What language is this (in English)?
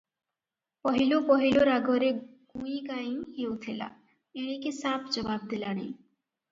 Odia